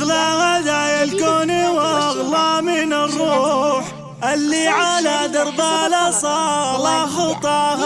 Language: Arabic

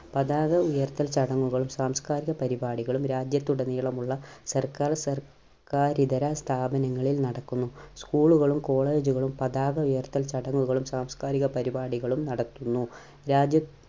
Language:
Malayalam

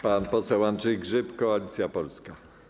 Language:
Polish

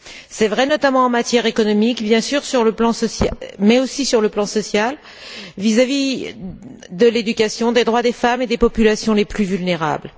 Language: French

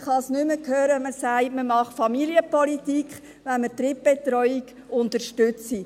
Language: Swiss German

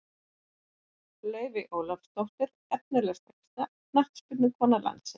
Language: Icelandic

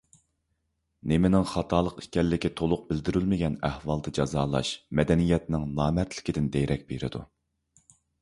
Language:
Uyghur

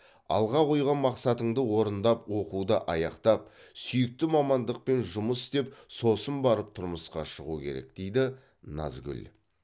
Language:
Kazakh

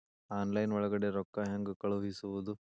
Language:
Kannada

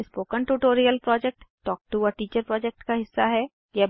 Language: Hindi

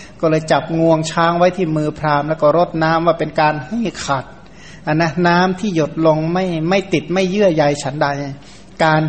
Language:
Thai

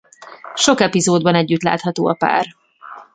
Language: Hungarian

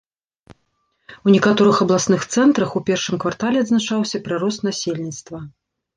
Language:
Belarusian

